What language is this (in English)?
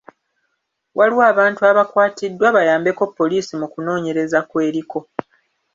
Ganda